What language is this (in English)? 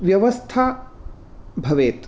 Sanskrit